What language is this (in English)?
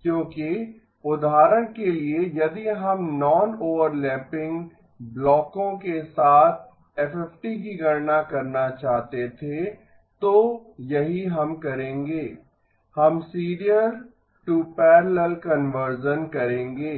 Hindi